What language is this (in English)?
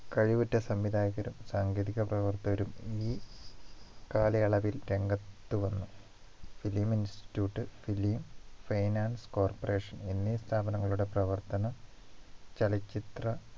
Malayalam